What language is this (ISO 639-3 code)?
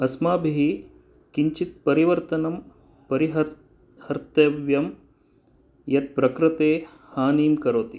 san